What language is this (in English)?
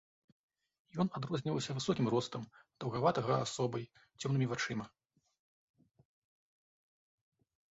Belarusian